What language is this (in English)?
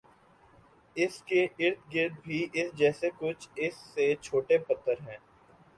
Urdu